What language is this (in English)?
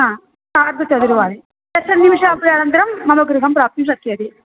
Sanskrit